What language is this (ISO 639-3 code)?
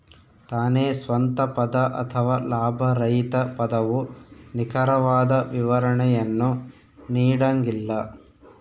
kan